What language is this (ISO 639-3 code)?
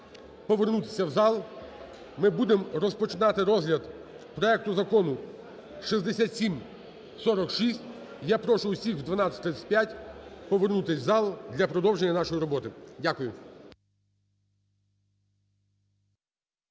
ukr